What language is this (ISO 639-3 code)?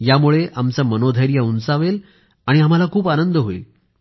mar